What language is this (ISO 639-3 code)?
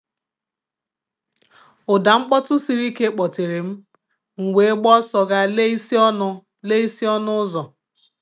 ibo